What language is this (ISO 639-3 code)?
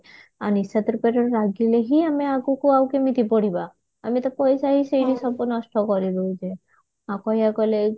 ori